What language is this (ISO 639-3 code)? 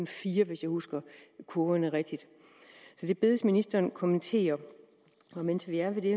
dan